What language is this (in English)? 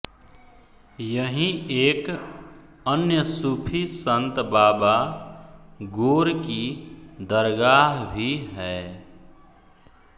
Hindi